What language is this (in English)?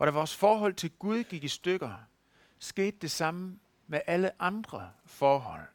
Danish